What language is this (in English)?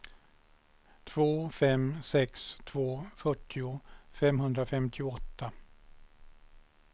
Swedish